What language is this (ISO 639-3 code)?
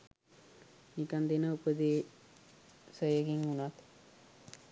sin